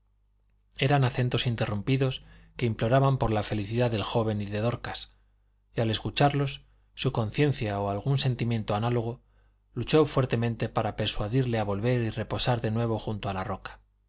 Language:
Spanish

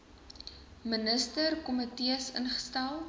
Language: Afrikaans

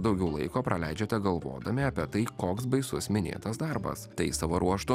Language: Lithuanian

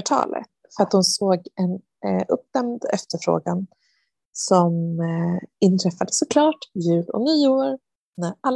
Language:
Swedish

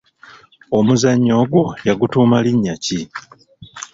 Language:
Ganda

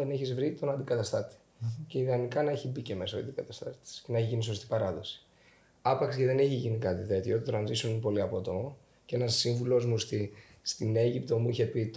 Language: Greek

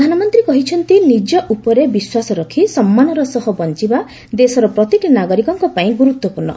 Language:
Odia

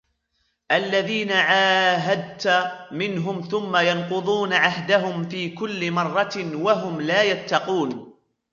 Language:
Arabic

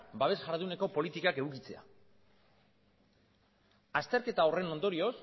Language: Basque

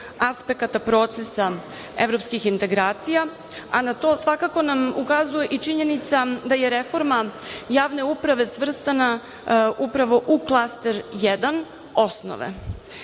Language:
Serbian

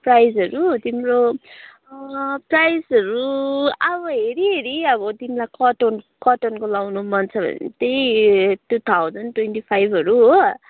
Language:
Nepali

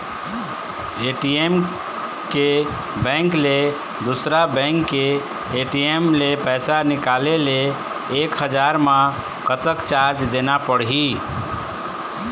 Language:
Chhattisgarhi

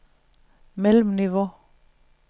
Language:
Danish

